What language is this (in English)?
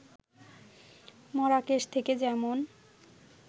Bangla